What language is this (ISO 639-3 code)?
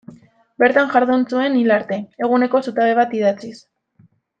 eus